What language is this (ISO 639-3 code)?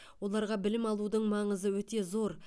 kaz